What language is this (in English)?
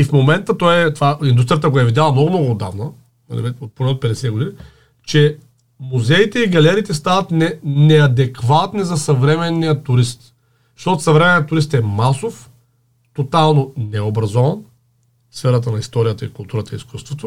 Bulgarian